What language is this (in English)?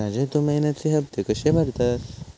Marathi